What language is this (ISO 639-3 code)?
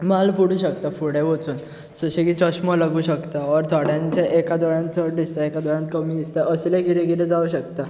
kok